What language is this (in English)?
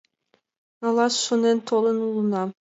Mari